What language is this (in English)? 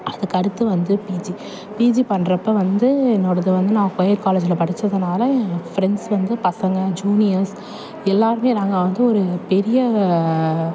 Tamil